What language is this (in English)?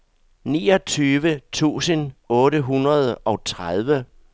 Danish